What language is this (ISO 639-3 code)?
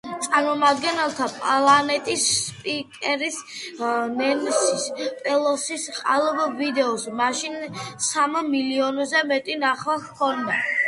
kat